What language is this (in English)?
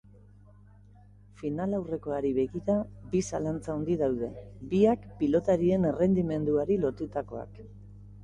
Basque